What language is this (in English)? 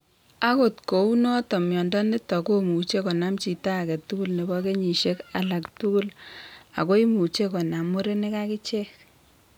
Kalenjin